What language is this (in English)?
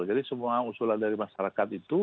Indonesian